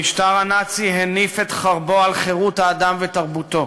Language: Hebrew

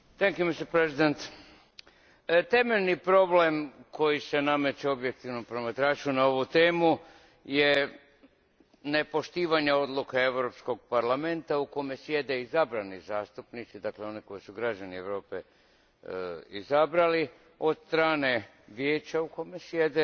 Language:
Croatian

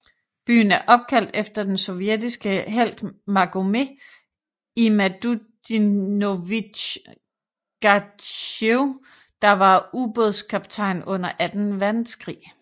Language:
Danish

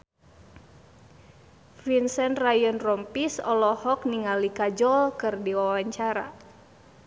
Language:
Sundanese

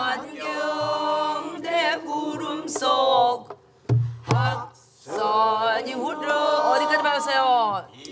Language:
Korean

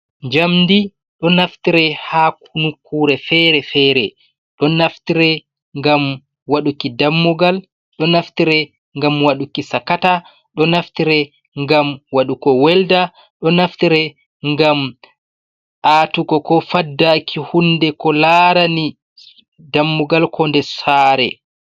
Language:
Fula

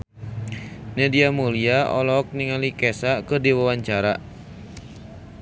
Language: Sundanese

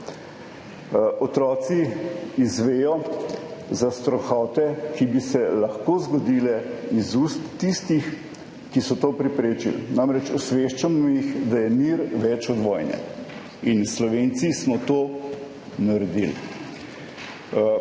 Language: Slovenian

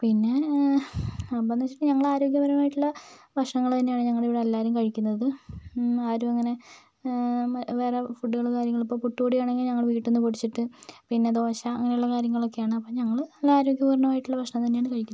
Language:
Malayalam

